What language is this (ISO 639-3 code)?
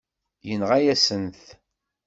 kab